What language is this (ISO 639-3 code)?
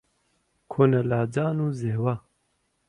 ckb